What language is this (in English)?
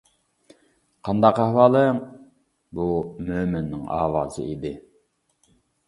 Uyghur